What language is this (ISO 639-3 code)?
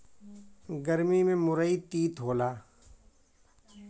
bho